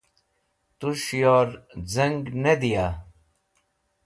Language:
Wakhi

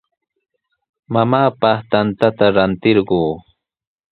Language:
Sihuas Ancash Quechua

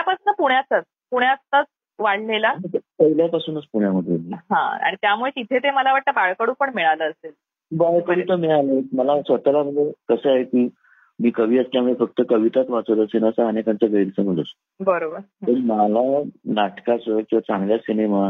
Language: Marathi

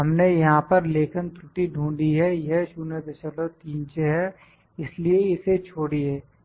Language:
Hindi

